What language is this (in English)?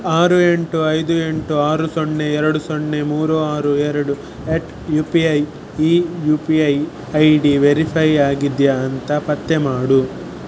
Kannada